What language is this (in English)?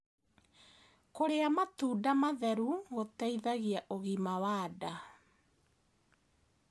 Kikuyu